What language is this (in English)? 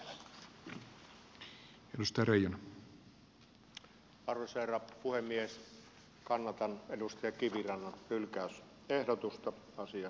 Finnish